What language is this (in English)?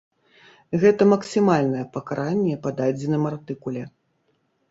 Belarusian